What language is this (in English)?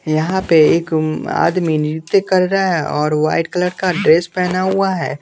Hindi